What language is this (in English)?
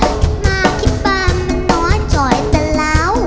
Thai